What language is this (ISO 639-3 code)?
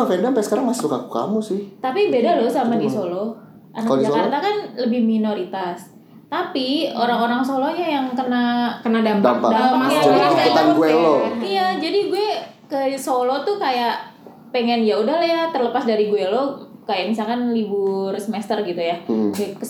ind